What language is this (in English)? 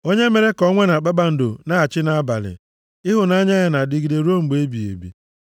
Igbo